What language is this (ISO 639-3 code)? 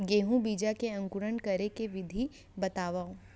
hne